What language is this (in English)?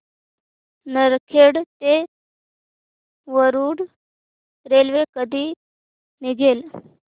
Marathi